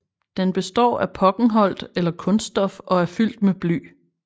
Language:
Danish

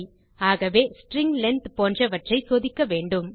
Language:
Tamil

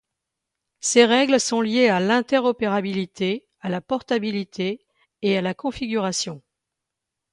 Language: French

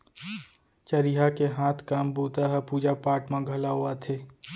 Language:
Chhattisgarhi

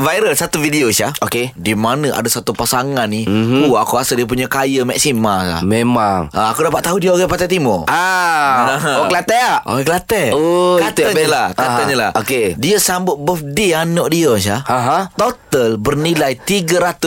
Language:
Malay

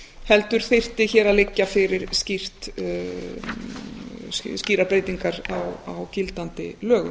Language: Icelandic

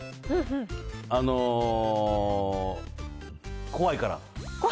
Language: Japanese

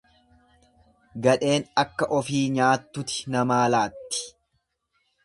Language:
Oromo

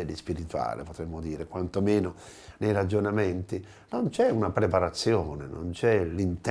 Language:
Italian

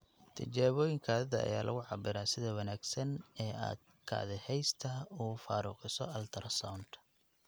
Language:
Somali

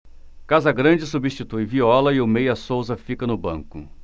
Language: Portuguese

